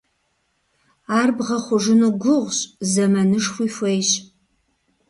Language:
Kabardian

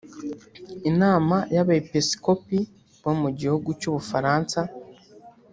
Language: Kinyarwanda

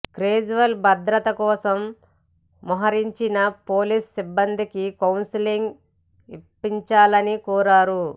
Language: Telugu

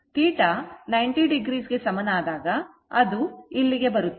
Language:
Kannada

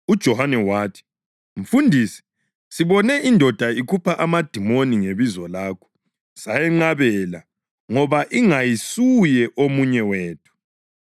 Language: North Ndebele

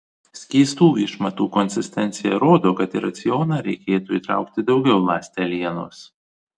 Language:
Lithuanian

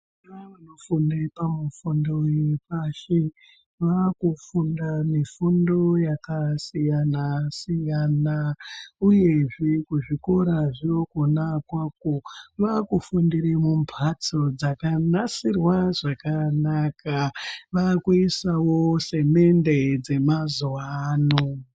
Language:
Ndau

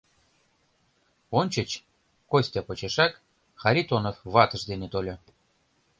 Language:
Mari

